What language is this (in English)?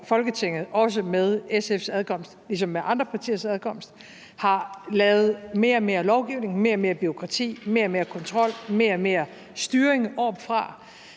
Danish